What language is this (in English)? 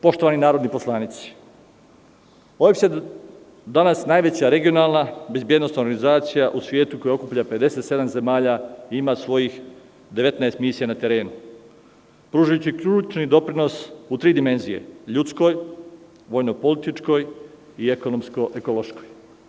Serbian